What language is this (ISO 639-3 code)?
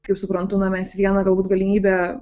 lit